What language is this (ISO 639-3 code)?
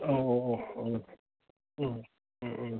brx